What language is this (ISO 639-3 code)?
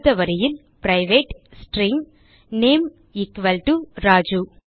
tam